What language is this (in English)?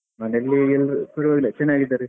Kannada